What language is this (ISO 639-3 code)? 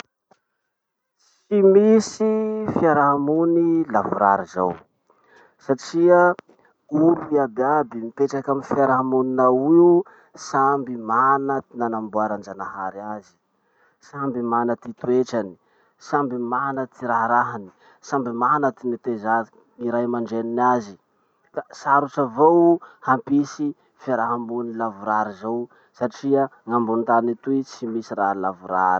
msh